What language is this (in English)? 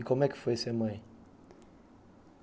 Portuguese